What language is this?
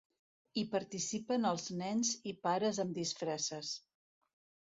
Catalan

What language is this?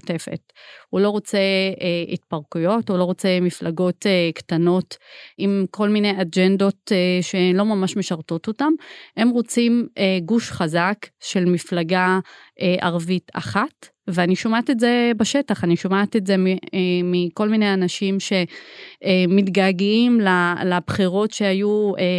Hebrew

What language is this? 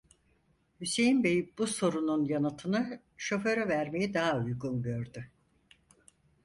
Turkish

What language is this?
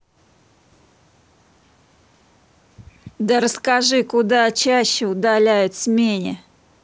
Russian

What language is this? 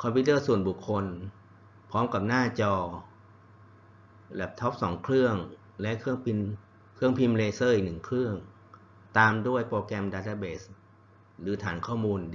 Thai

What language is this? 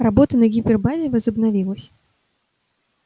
Russian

